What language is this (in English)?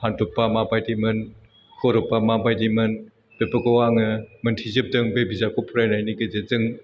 Bodo